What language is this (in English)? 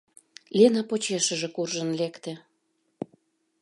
Mari